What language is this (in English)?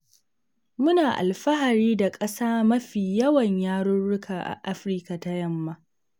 Hausa